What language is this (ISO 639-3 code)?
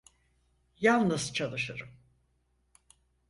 tur